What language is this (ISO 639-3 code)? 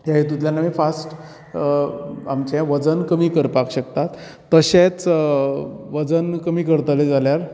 kok